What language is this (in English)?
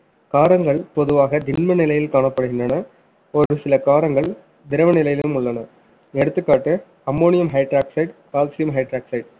Tamil